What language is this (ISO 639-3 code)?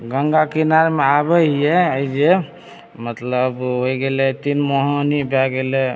mai